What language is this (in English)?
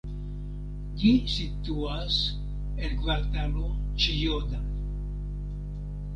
Esperanto